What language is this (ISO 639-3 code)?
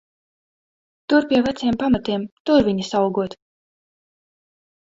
lav